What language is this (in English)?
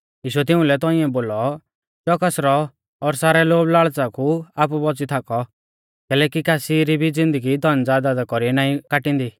Mahasu Pahari